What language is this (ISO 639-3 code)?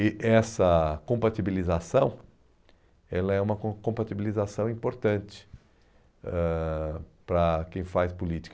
por